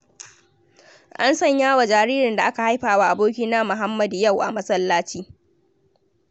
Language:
Hausa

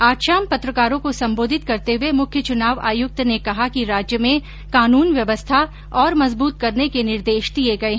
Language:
Hindi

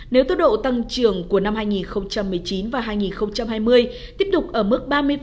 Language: Vietnamese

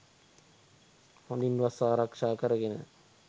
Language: Sinhala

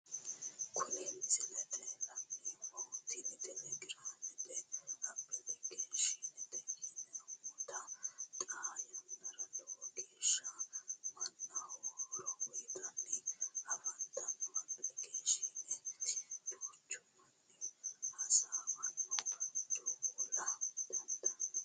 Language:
Sidamo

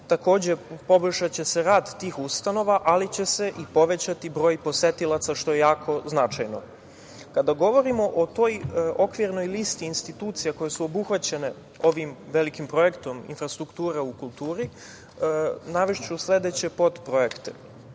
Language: Serbian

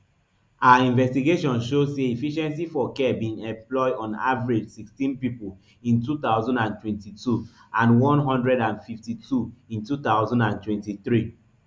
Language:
Nigerian Pidgin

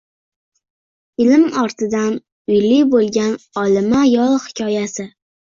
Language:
Uzbek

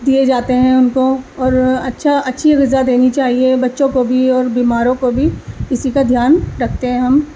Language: Urdu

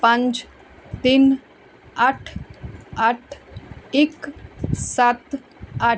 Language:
Punjabi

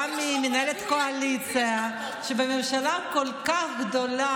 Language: Hebrew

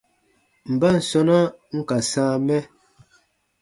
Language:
Baatonum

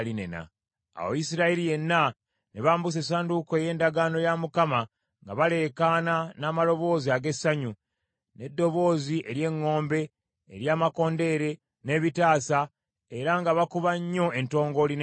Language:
Ganda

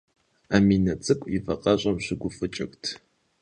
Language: Kabardian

